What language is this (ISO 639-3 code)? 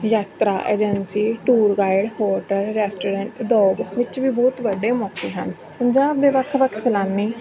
pan